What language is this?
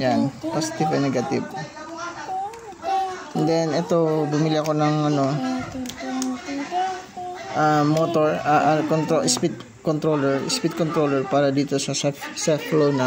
Filipino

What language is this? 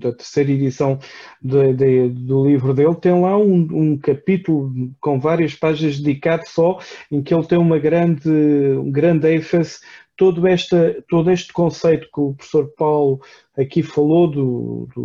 Portuguese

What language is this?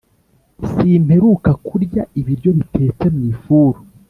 Kinyarwanda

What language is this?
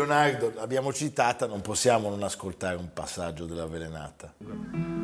Italian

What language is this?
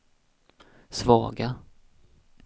Swedish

